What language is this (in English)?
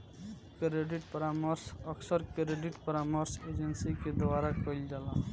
Bhojpuri